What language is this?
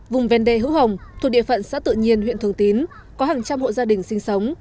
Vietnamese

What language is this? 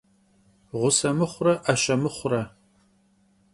Kabardian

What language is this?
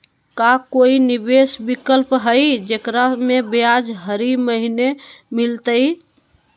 Magahi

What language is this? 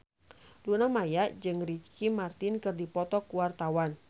Sundanese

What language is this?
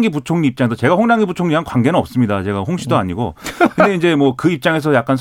Korean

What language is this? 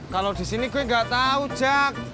Indonesian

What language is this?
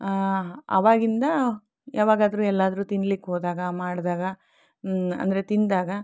Kannada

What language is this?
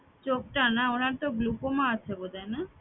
Bangla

